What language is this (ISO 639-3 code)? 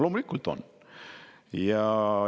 est